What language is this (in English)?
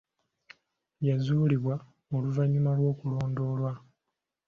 Ganda